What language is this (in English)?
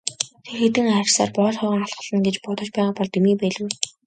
Mongolian